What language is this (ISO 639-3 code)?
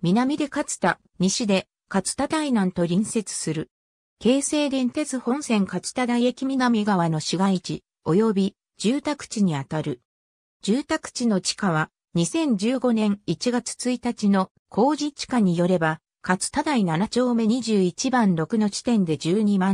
jpn